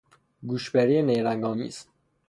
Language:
Persian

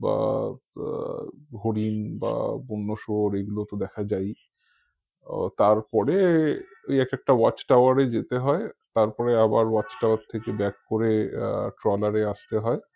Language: Bangla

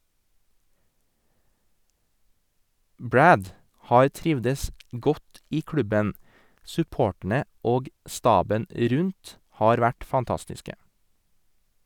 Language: Norwegian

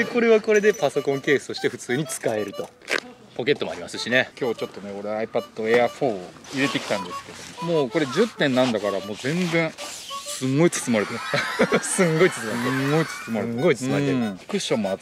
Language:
Japanese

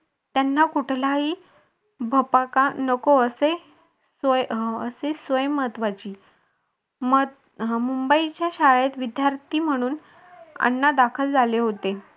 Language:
Marathi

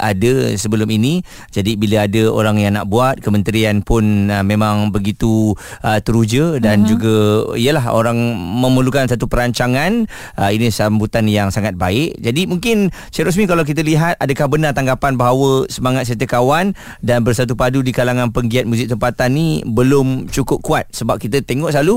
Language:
Malay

